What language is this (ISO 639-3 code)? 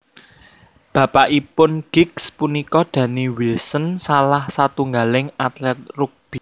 jav